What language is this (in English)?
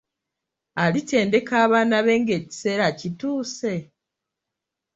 Ganda